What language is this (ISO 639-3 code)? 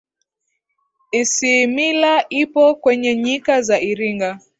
swa